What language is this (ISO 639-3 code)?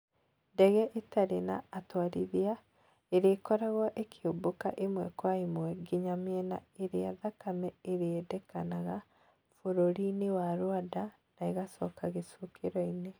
kik